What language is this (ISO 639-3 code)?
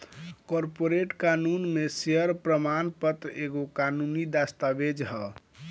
bho